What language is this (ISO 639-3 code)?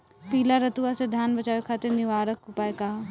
bho